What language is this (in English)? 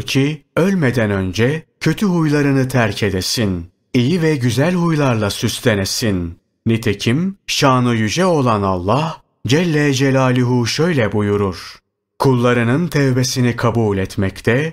Turkish